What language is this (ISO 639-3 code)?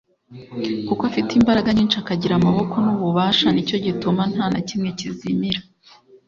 kin